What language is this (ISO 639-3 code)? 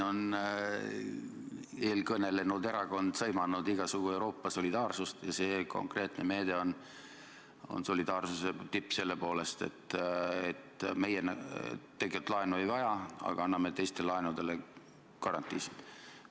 est